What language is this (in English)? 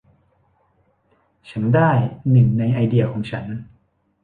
Thai